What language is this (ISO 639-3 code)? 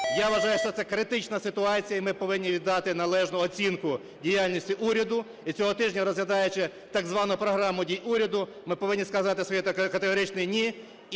ukr